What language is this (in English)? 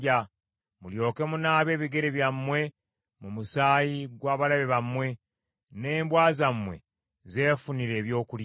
Ganda